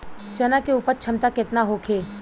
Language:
Bhojpuri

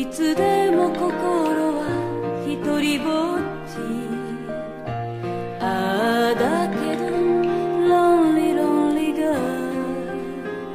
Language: Japanese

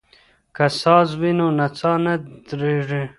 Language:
Pashto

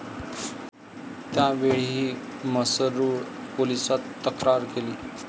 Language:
Marathi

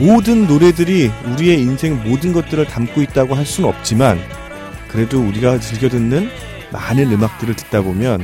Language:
Korean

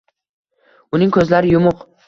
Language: Uzbek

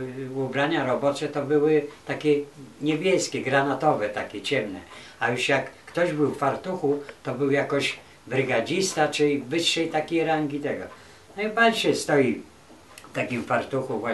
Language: Polish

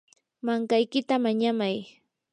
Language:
Yanahuanca Pasco Quechua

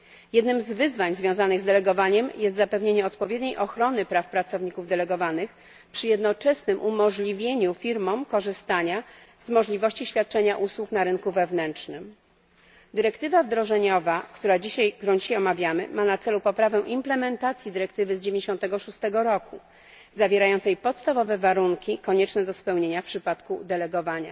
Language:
Polish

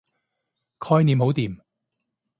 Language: Cantonese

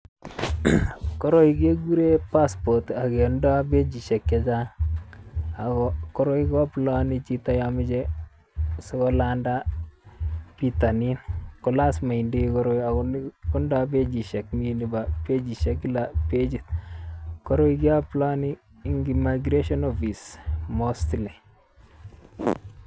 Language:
Kalenjin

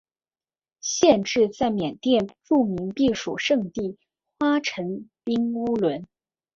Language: Chinese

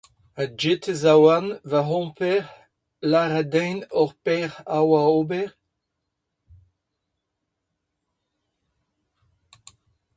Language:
Breton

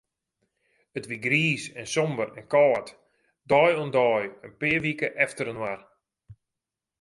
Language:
Western Frisian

